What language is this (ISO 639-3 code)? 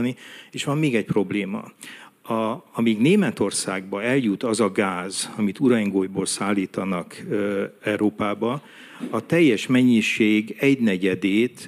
hun